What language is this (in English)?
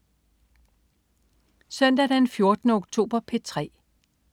Danish